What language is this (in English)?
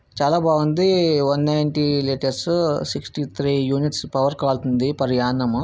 Telugu